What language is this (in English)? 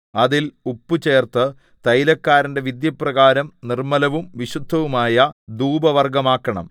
Malayalam